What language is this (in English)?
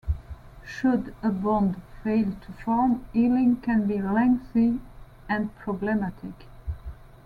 English